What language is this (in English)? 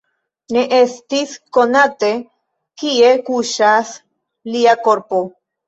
Esperanto